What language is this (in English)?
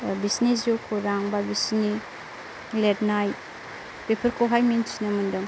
Bodo